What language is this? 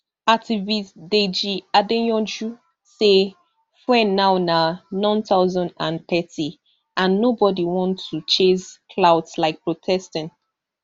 Nigerian Pidgin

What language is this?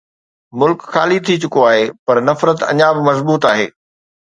Sindhi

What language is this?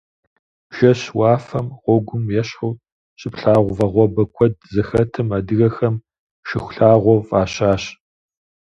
Kabardian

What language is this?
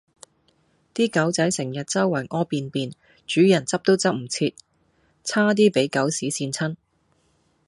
Cantonese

